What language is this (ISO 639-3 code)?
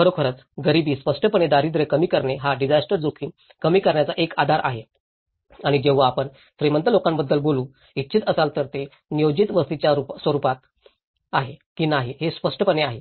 mar